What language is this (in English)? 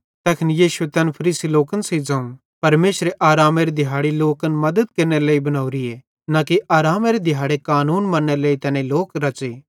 Bhadrawahi